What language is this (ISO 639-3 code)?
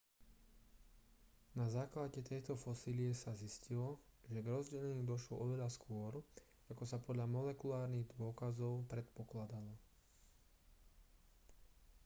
slk